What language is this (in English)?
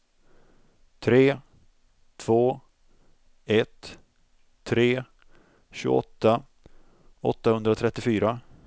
Swedish